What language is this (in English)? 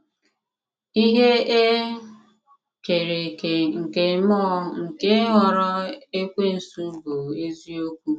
Igbo